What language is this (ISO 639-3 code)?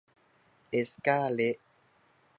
tha